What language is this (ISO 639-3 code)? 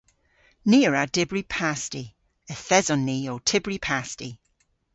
cor